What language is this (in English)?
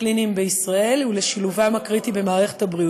Hebrew